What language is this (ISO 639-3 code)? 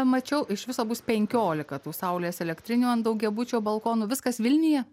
lit